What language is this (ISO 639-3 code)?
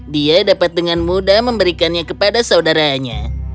ind